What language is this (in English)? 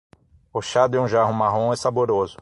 Portuguese